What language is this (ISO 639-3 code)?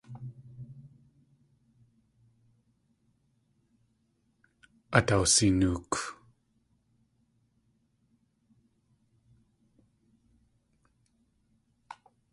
tli